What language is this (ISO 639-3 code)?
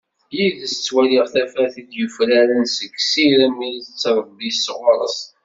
kab